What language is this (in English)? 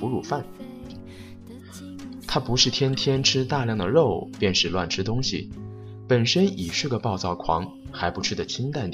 Chinese